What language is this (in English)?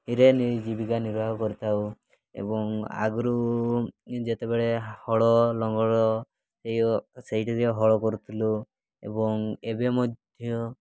Odia